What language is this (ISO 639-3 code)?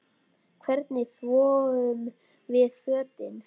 isl